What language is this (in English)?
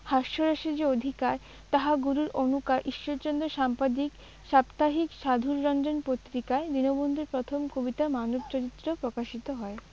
Bangla